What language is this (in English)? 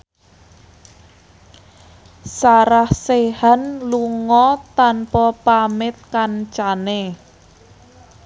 Javanese